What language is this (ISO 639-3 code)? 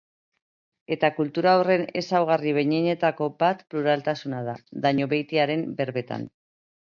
eus